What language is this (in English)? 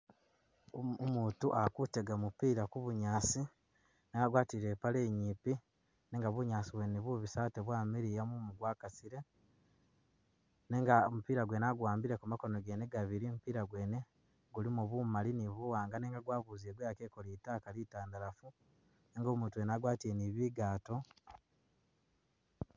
Masaaba